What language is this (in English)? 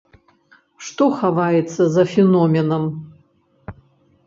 Belarusian